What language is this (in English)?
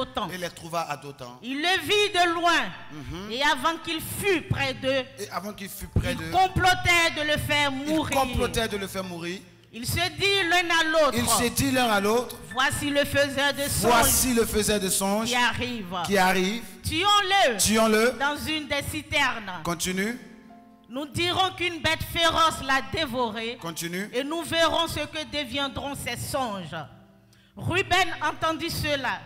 French